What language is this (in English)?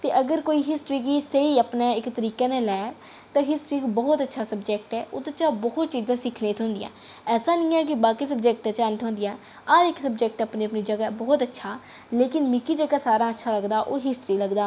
Dogri